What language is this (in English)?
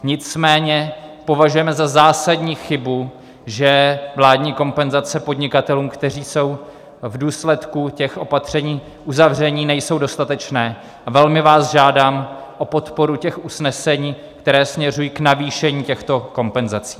Czech